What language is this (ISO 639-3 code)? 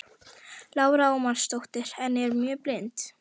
isl